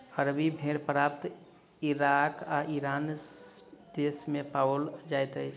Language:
Maithili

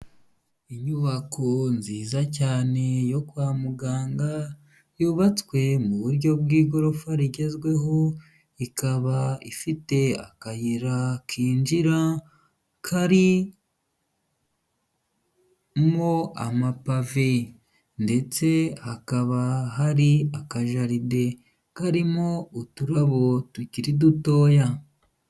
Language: Kinyarwanda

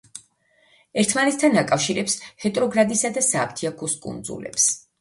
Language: Georgian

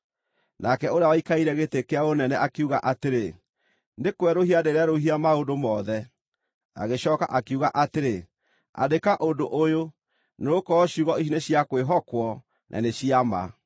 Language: Kikuyu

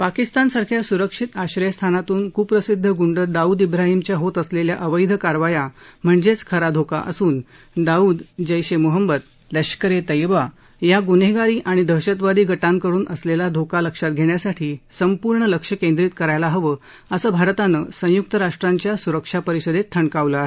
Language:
Marathi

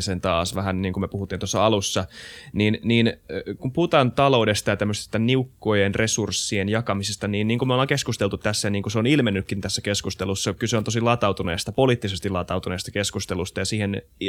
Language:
Finnish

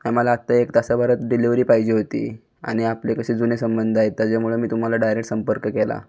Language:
Marathi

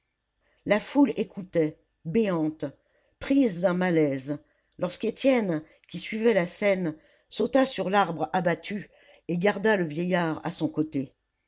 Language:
French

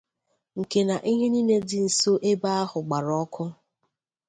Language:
Igbo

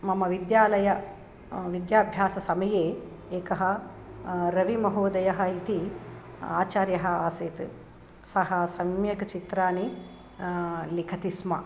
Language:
Sanskrit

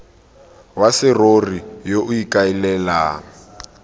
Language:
Tswana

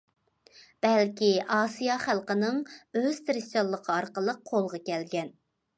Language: Uyghur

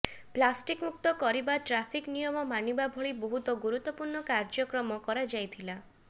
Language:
Odia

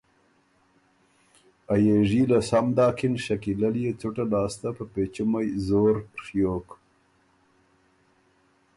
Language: Ormuri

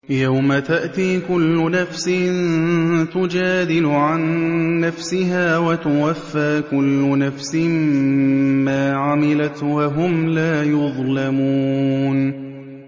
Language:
Arabic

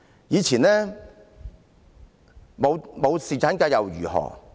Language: Cantonese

